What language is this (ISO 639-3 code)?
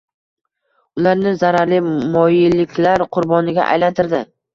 uzb